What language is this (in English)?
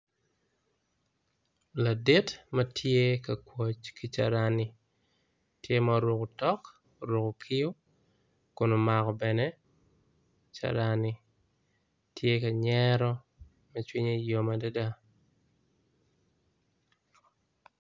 Acoli